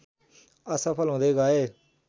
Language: Nepali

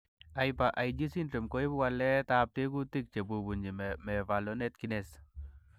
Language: Kalenjin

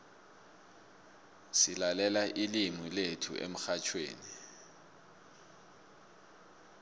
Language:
South Ndebele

